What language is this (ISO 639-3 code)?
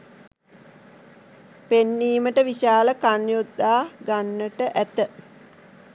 sin